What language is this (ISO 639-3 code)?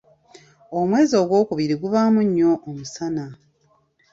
lug